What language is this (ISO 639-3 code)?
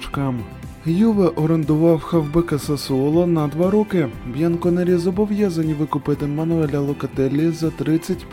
ukr